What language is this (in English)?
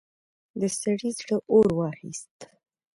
Pashto